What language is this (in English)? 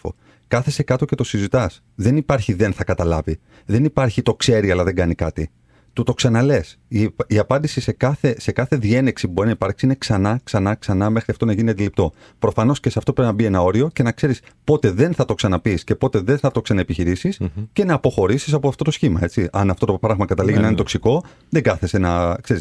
Greek